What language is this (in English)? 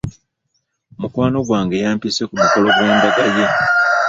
Ganda